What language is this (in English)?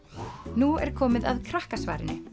Icelandic